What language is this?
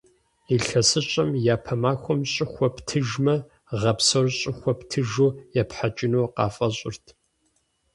Kabardian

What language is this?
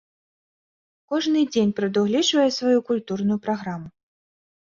Belarusian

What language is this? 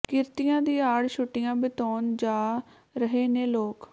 Punjabi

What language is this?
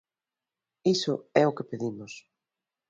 Galician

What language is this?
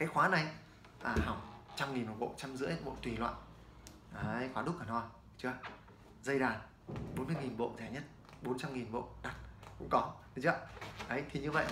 Vietnamese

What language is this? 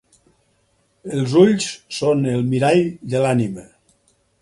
Catalan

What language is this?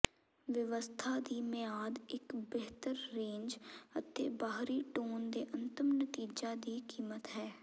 Punjabi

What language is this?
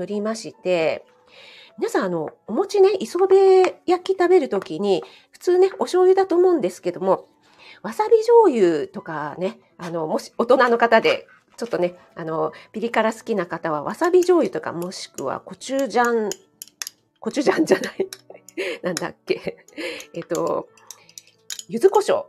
Japanese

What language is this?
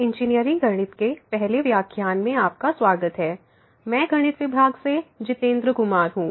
Hindi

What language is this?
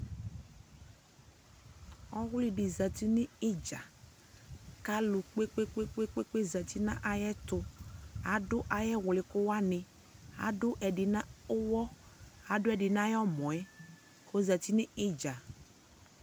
Ikposo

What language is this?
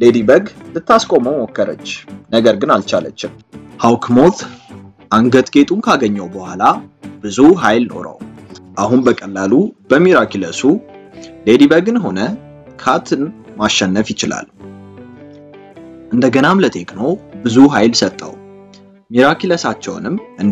Arabic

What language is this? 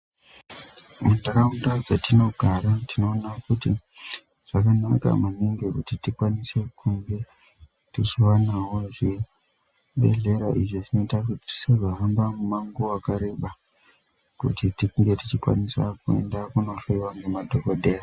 Ndau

